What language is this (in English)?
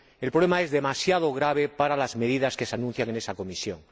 Spanish